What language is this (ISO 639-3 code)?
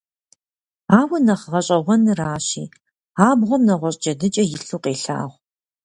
kbd